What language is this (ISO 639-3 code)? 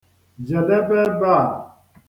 ibo